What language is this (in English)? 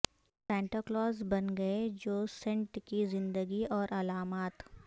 Urdu